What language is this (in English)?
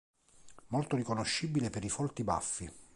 Italian